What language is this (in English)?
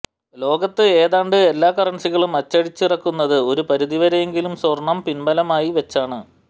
Malayalam